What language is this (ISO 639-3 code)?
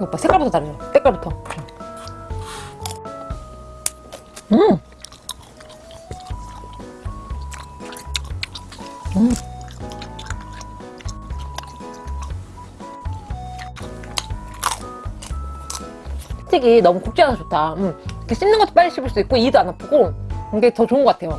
kor